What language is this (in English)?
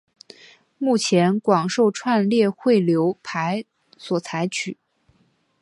Chinese